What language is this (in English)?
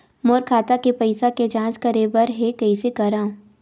Chhattisgarhi